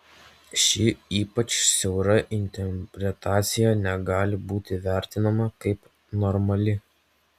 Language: Lithuanian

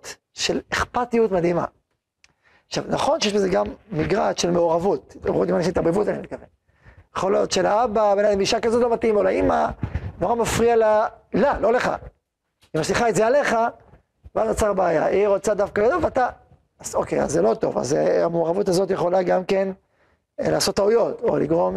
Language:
Hebrew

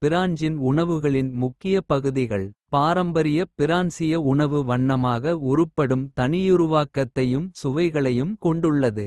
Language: Kota (India)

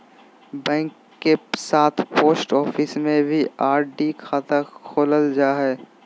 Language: Magahi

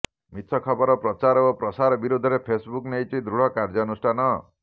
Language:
Odia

